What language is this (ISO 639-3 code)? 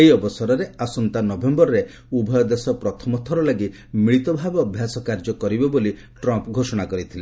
ori